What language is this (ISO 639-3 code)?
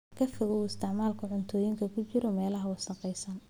som